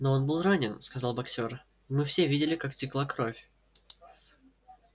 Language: Russian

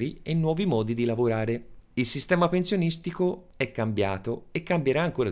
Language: Italian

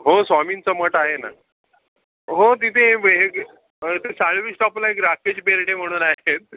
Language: Marathi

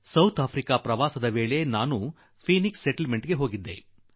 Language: Kannada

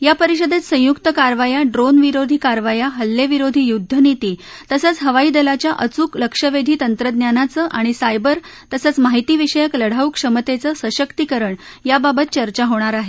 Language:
Marathi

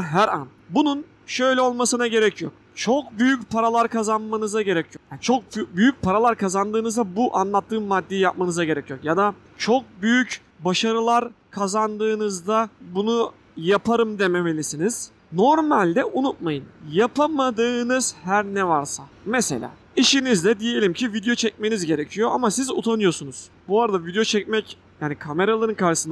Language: Turkish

